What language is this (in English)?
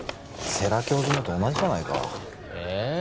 Japanese